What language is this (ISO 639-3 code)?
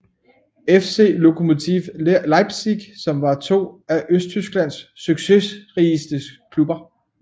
dan